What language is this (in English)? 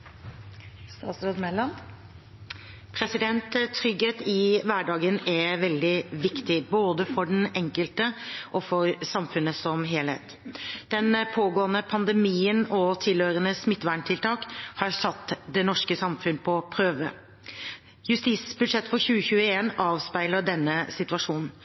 Norwegian Bokmål